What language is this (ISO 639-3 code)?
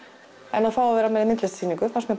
isl